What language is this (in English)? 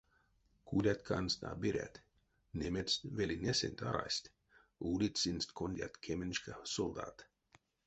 Erzya